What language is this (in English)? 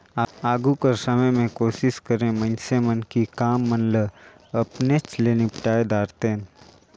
Chhattisgarhi